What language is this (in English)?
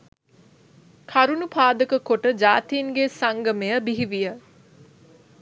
Sinhala